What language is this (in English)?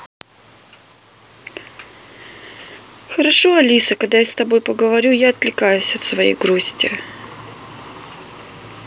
Russian